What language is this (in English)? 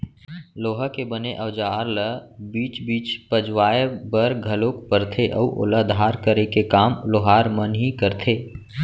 Chhattisgarhi